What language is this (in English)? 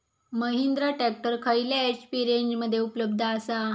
Marathi